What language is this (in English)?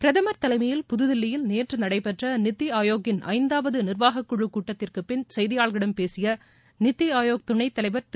Tamil